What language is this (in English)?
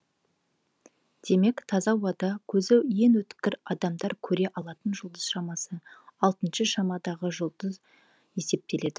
Kazakh